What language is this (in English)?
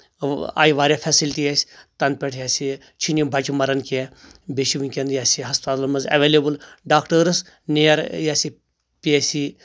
Kashmiri